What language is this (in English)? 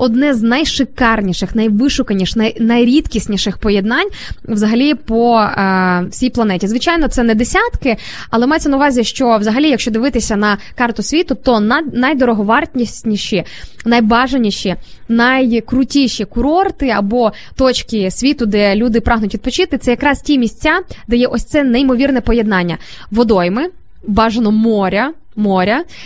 Ukrainian